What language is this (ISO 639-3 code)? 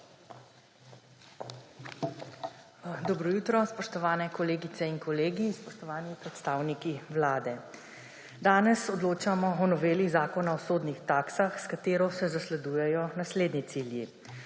slv